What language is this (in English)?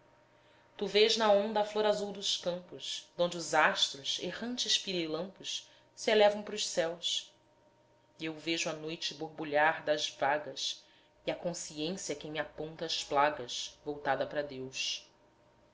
Portuguese